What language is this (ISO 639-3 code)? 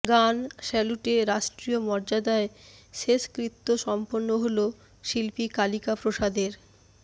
ben